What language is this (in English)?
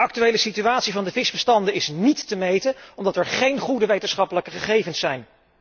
Dutch